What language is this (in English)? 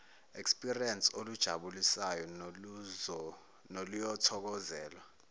Zulu